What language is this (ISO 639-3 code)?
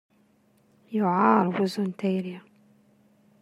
kab